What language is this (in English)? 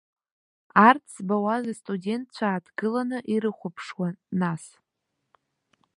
Abkhazian